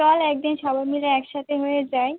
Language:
Bangla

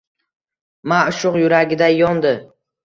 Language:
Uzbek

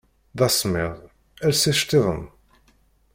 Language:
Kabyle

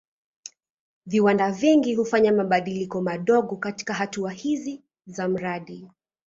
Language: Swahili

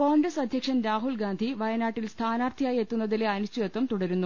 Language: Malayalam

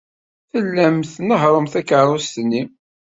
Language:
Kabyle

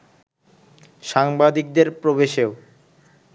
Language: Bangla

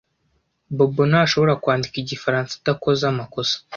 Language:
Kinyarwanda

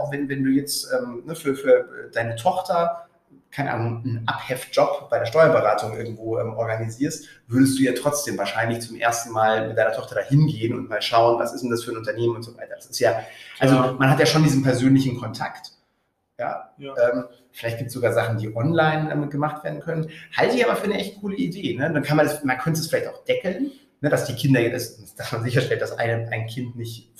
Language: German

